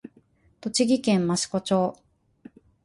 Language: Japanese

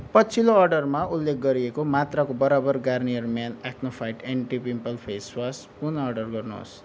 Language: Nepali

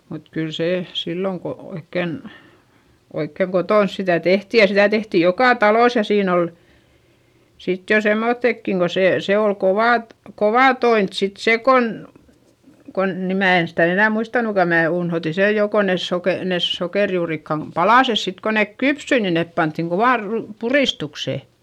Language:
Finnish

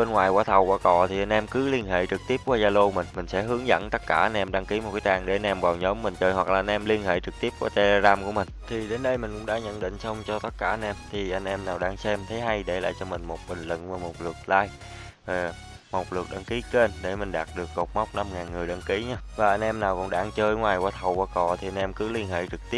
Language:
Vietnamese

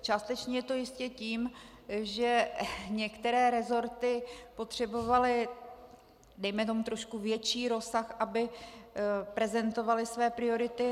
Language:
Czech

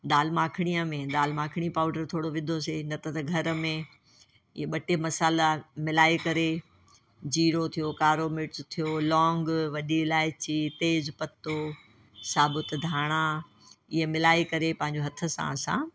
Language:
Sindhi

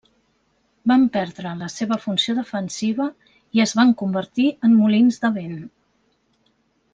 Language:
Catalan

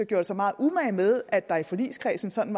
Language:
Danish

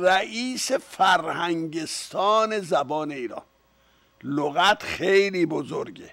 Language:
Persian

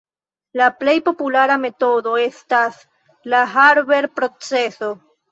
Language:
Esperanto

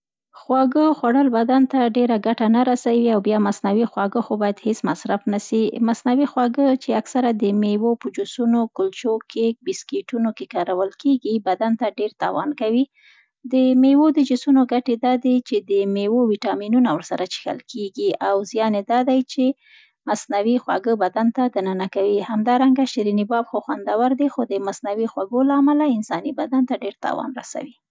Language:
Central Pashto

